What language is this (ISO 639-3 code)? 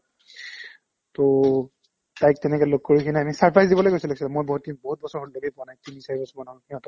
asm